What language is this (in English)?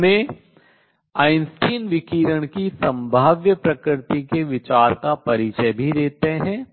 Hindi